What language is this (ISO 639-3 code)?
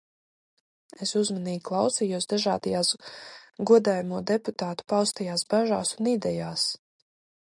lav